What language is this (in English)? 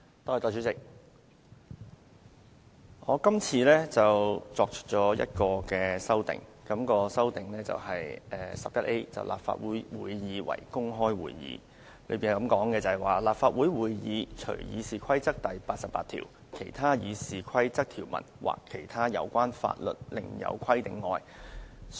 Cantonese